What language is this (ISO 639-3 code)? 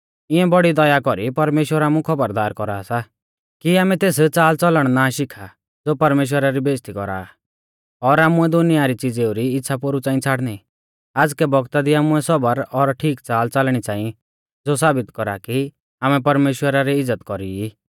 bfz